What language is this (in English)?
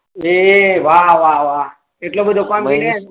Gujarati